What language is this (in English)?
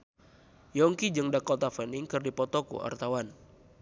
Sundanese